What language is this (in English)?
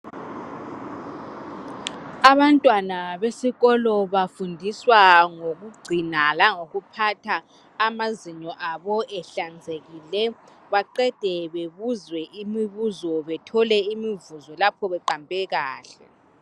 North Ndebele